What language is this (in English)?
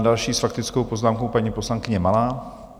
Czech